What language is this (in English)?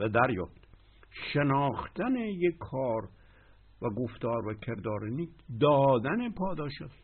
Persian